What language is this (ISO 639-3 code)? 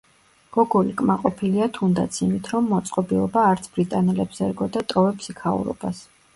kat